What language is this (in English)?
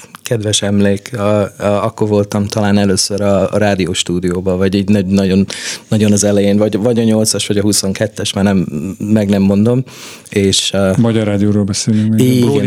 Hungarian